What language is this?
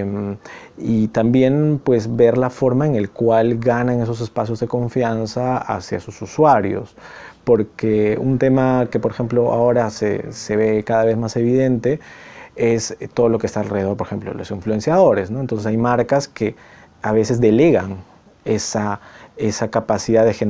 Spanish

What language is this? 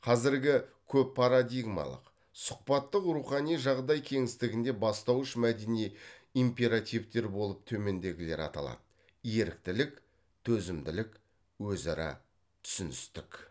Kazakh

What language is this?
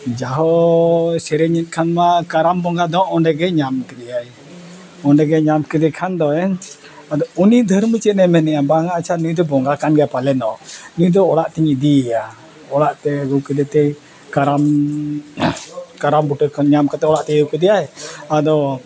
Santali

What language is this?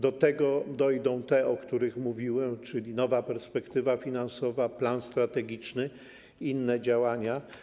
Polish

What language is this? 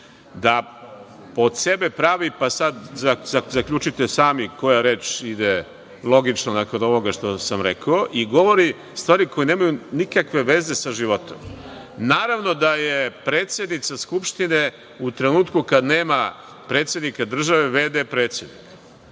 Serbian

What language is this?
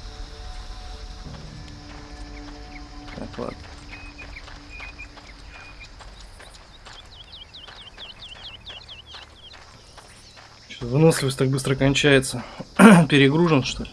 Russian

